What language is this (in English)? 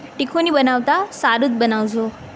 Gujarati